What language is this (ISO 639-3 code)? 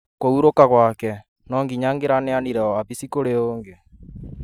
kik